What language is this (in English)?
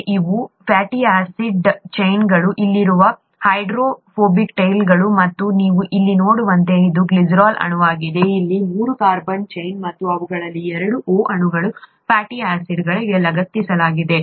Kannada